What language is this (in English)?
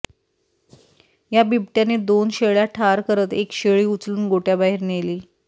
Marathi